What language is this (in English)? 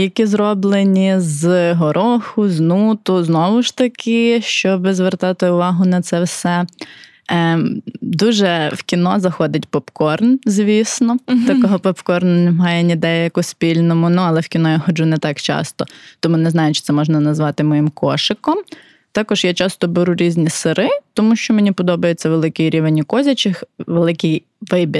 Ukrainian